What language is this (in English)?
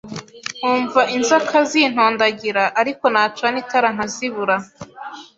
Kinyarwanda